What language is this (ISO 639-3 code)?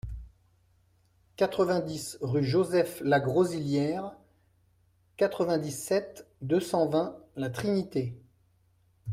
fra